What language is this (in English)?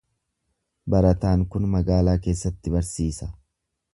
Oromo